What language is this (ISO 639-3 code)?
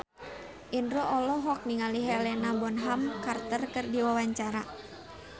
sun